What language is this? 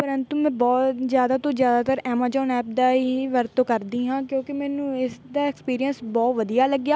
Punjabi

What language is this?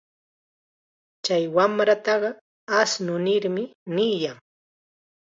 Chiquián Ancash Quechua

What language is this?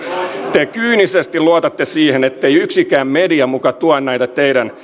Finnish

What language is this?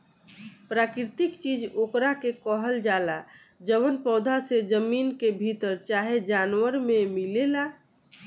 Bhojpuri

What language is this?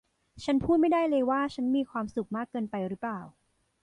Thai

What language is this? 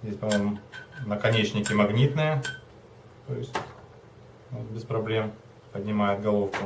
Russian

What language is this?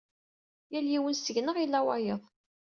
Kabyle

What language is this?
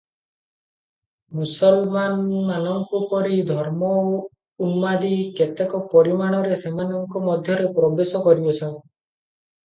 Odia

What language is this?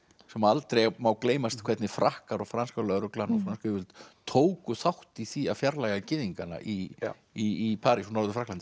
Icelandic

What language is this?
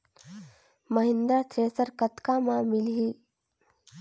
Chhattisgarhi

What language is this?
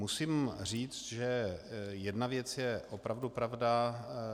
Czech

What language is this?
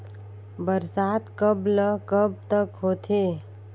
Chhattisgarhi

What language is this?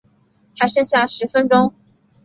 Chinese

